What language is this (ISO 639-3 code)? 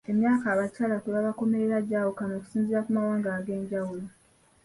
lug